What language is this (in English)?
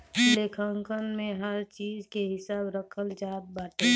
Bhojpuri